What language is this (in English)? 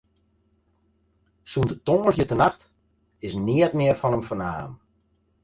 Western Frisian